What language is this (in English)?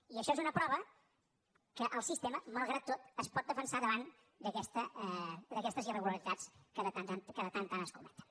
Catalan